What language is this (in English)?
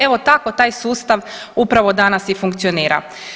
Croatian